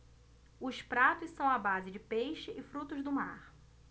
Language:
Portuguese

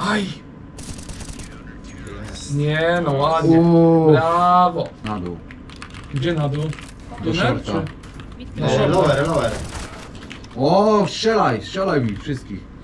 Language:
Polish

